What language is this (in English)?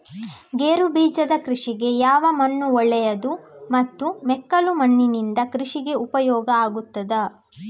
Kannada